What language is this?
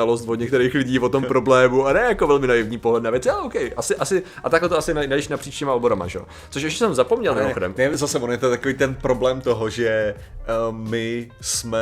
Czech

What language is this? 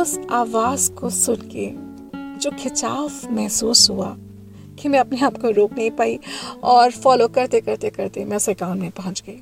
Hindi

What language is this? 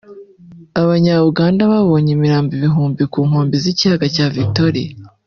Kinyarwanda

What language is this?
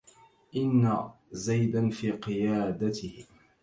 Arabic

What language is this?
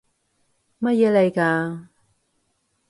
Cantonese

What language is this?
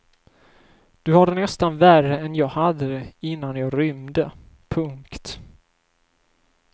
Swedish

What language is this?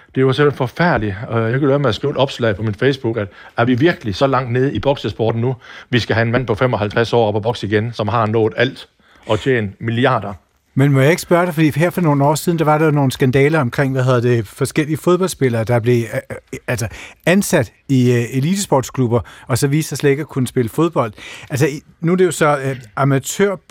Danish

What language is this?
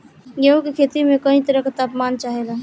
Bhojpuri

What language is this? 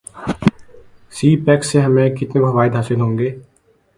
Urdu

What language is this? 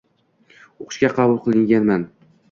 Uzbek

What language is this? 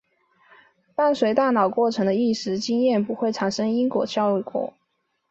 Chinese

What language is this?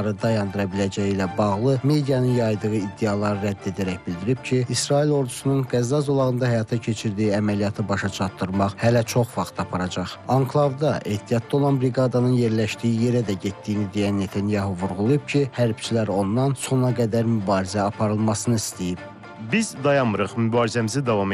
Turkish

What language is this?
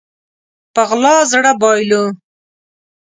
Pashto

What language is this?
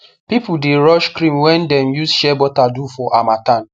Nigerian Pidgin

